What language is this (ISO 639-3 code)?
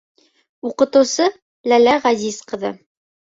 bak